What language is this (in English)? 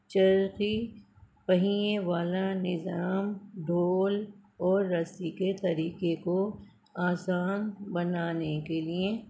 Urdu